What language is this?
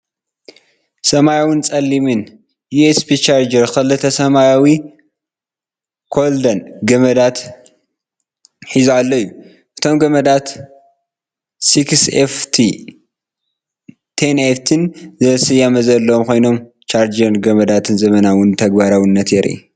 Tigrinya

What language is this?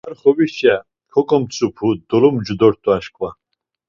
Laz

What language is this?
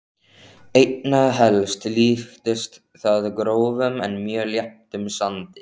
Icelandic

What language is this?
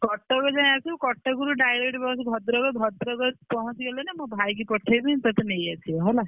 Odia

